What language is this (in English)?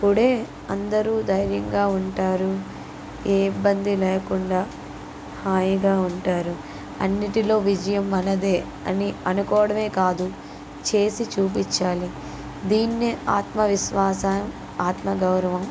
Telugu